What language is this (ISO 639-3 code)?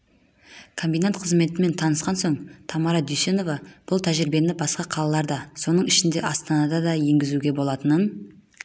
kaz